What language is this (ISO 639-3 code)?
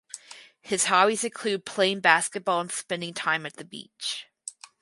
eng